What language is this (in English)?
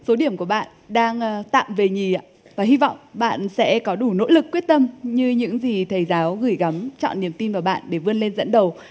Vietnamese